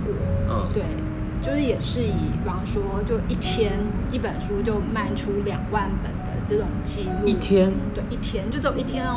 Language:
Chinese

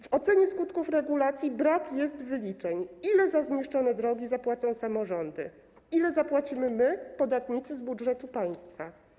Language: Polish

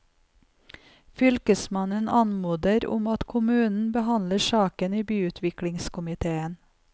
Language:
Norwegian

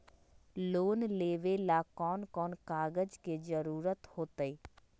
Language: Magahi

